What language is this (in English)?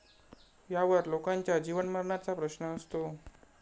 Marathi